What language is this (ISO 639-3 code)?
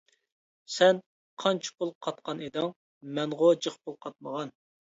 uig